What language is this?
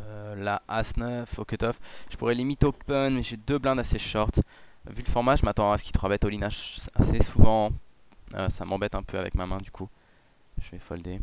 French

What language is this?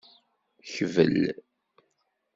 Kabyle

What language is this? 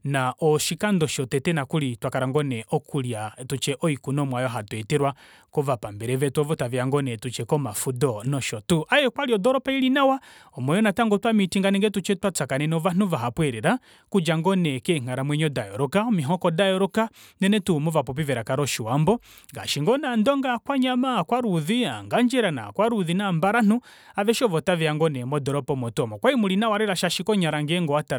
Kuanyama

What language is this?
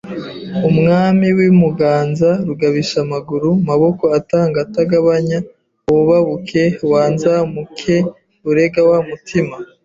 Kinyarwanda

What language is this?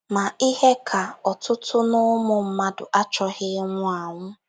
Igbo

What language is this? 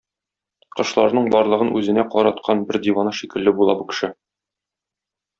Tatar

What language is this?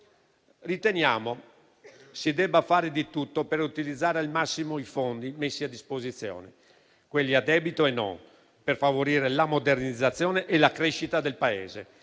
Italian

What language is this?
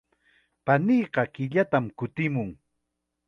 Chiquián Ancash Quechua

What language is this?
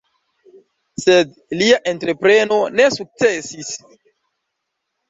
Esperanto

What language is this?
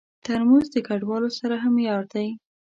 Pashto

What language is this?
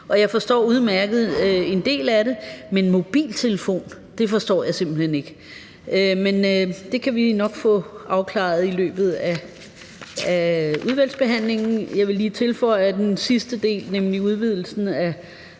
Danish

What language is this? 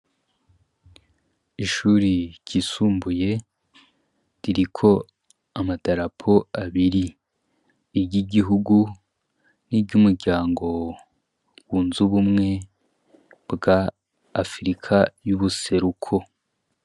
Rundi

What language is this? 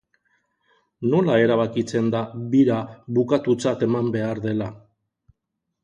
Basque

